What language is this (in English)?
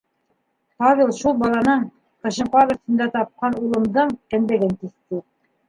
Bashkir